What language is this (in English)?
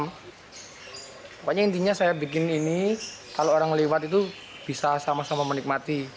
Indonesian